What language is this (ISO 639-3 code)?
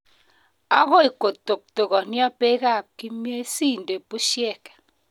kln